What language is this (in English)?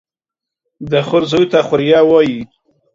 Pashto